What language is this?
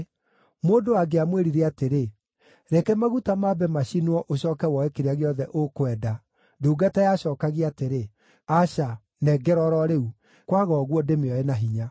Kikuyu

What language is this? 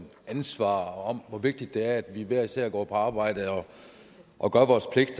Danish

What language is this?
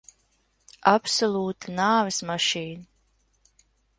Latvian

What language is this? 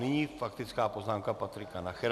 Czech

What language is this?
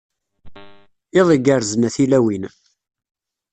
Kabyle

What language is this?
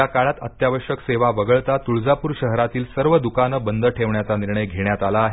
Marathi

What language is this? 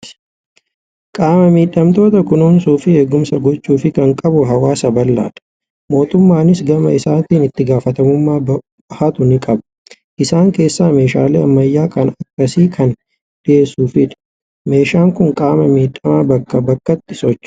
Oromo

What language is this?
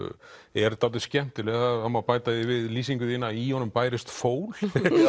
Icelandic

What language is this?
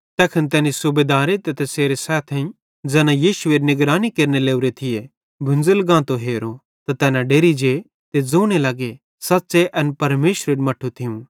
Bhadrawahi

